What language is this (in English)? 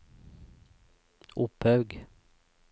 Norwegian